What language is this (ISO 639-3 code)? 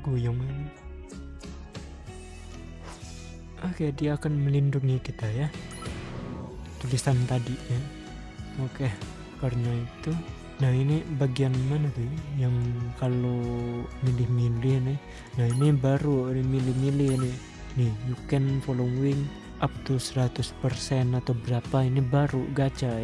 ind